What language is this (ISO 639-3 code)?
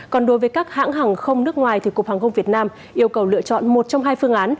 vie